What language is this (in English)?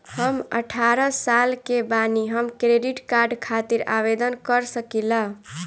Bhojpuri